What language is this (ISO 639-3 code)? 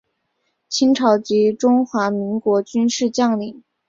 zho